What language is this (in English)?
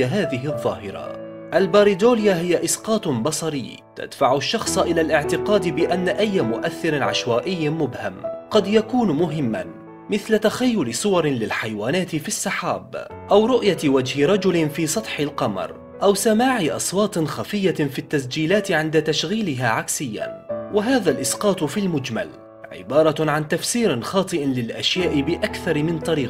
Arabic